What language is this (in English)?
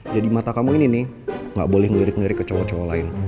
Indonesian